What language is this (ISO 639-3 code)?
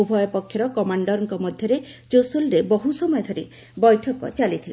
ori